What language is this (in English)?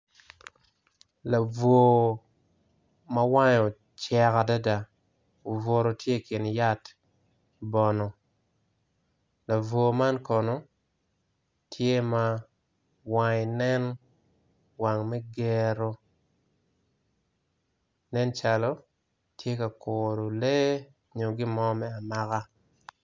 Acoli